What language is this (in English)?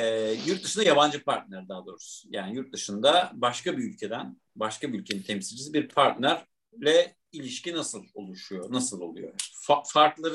Turkish